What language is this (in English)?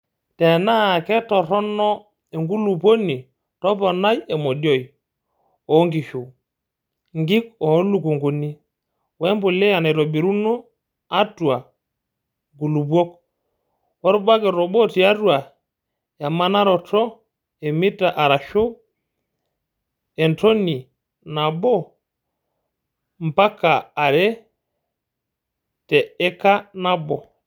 Masai